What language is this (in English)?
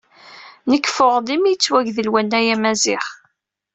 Kabyle